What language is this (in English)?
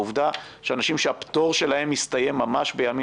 Hebrew